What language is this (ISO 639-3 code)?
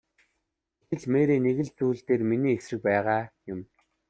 mon